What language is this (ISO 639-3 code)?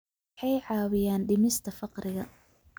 som